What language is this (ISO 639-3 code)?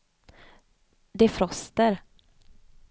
swe